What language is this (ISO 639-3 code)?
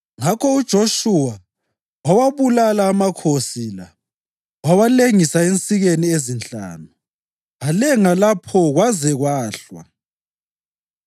nde